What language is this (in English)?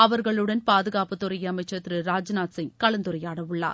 Tamil